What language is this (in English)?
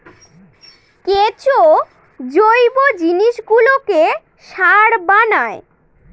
Bangla